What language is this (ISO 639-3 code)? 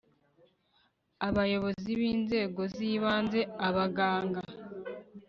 kin